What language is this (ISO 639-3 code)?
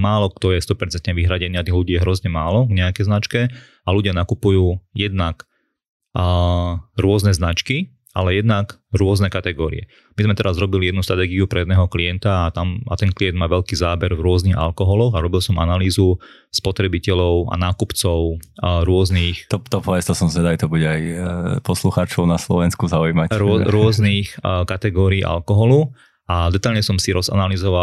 slk